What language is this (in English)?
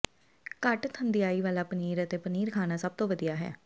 Punjabi